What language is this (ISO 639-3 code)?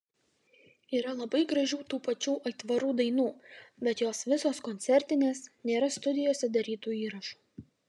lit